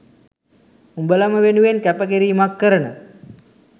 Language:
Sinhala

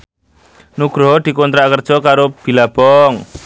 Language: Javanese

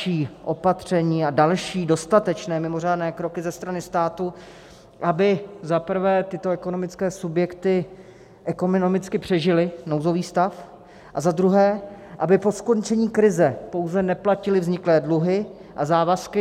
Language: Czech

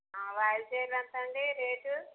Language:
Telugu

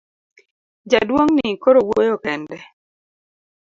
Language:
Luo (Kenya and Tanzania)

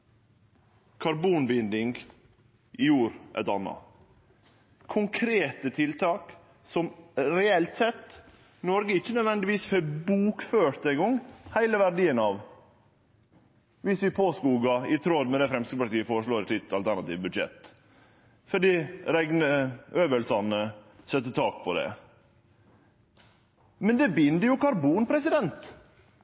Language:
Norwegian Nynorsk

